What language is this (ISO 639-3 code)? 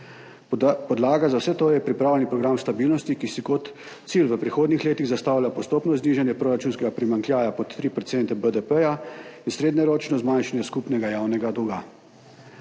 slv